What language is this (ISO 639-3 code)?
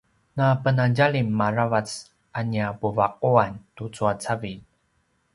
pwn